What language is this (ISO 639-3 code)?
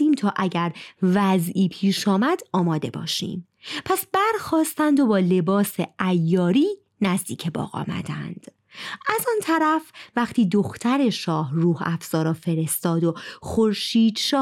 fas